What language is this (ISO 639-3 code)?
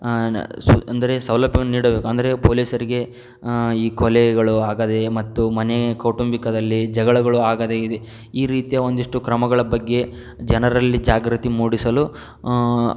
kan